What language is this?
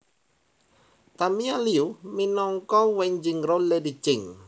Javanese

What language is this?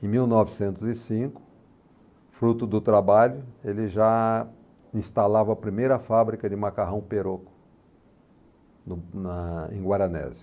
Portuguese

